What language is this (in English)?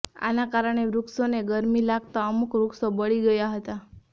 Gujarati